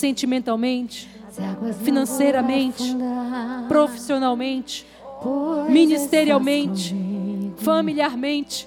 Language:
Portuguese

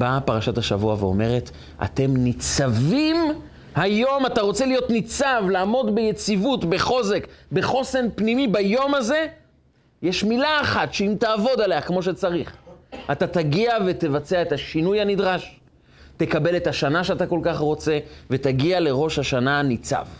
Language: Hebrew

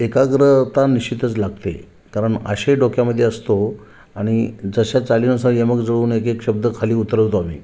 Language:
Marathi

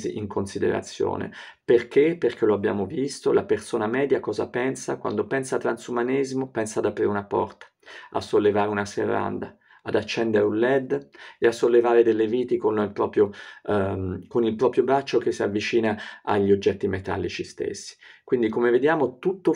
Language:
Italian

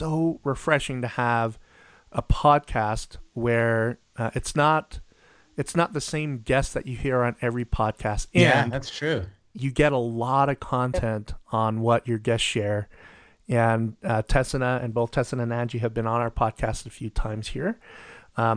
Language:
English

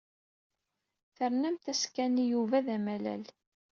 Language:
Kabyle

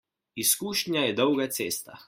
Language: Slovenian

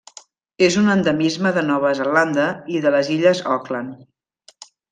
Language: Catalan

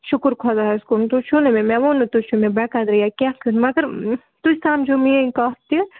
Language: Kashmiri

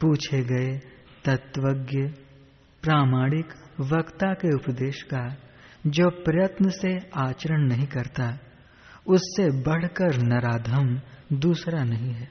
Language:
Hindi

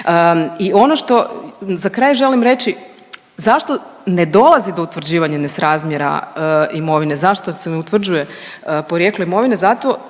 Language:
Croatian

